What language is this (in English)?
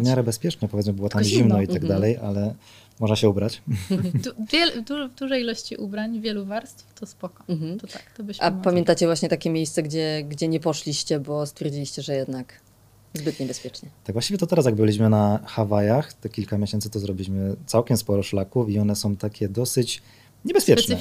Polish